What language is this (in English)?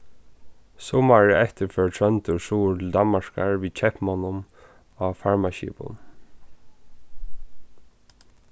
Faroese